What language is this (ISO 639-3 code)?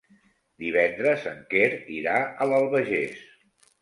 cat